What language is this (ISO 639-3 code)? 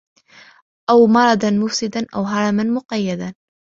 ara